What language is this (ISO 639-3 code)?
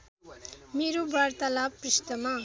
nep